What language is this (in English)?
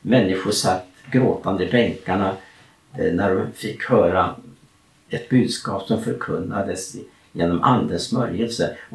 Swedish